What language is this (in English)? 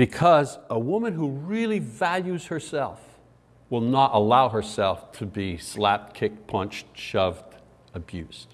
English